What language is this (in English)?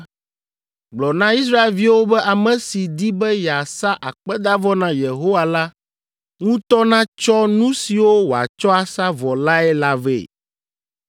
Ewe